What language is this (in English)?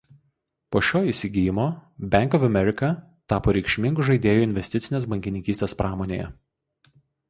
Lithuanian